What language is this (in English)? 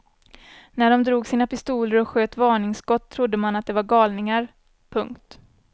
Swedish